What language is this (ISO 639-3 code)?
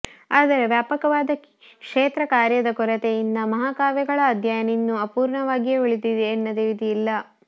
kan